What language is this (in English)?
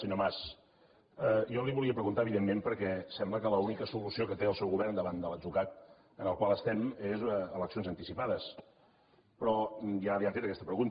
Catalan